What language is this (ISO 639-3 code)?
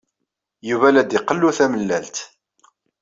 kab